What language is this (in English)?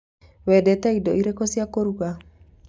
Kikuyu